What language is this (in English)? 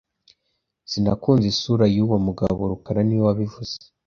Kinyarwanda